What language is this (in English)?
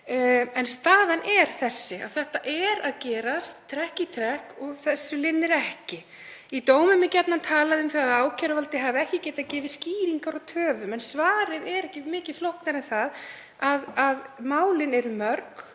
Icelandic